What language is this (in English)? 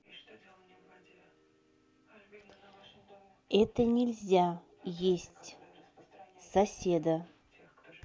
Russian